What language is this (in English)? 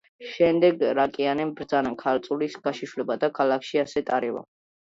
Georgian